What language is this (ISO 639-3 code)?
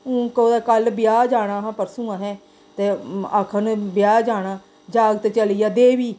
doi